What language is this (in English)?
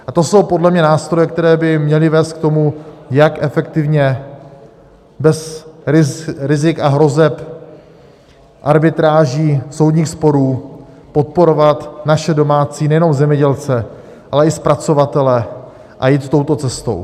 Czech